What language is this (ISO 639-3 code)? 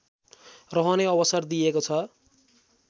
nep